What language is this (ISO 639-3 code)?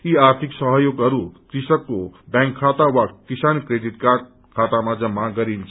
nep